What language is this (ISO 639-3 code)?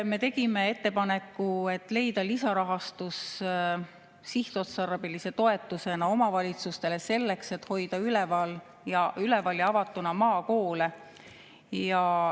est